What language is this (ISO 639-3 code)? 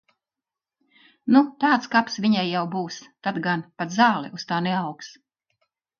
lav